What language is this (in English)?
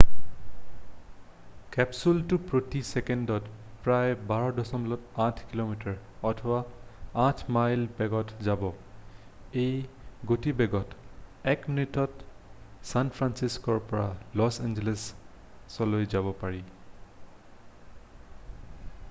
Assamese